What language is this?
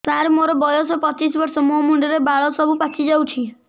Odia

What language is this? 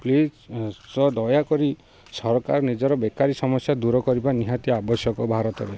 Odia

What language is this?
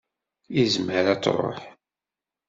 Kabyle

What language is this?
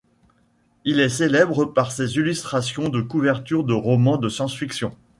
French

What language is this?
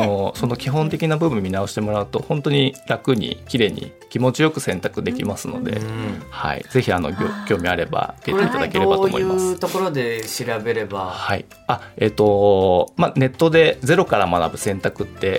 Japanese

